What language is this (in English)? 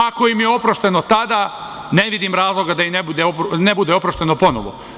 Serbian